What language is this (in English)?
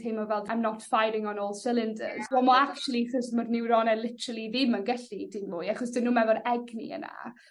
Welsh